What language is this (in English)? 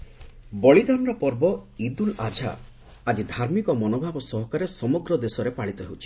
Odia